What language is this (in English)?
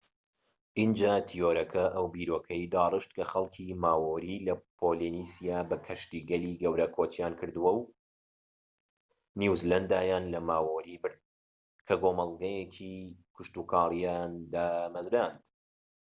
Central Kurdish